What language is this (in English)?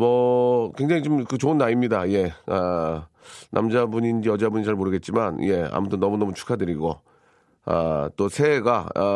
Korean